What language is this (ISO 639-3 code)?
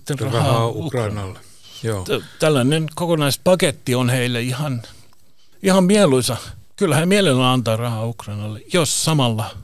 fin